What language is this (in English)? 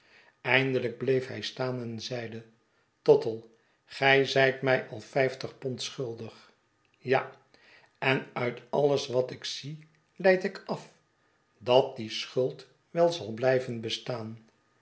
Dutch